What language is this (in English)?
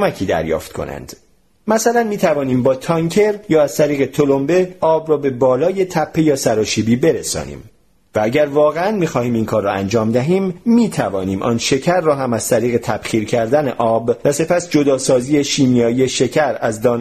Persian